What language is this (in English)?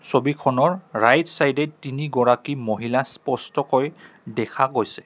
Assamese